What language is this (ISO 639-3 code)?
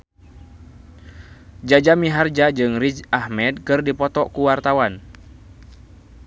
sun